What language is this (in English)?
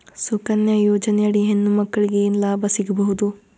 Kannada